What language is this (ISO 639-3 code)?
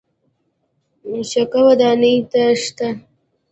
pus